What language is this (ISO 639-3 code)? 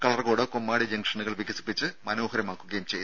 mal